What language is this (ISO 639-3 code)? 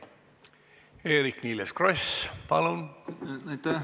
est